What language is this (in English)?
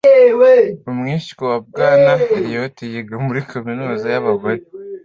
Kinyarwanda